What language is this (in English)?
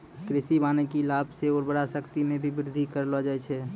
Maithili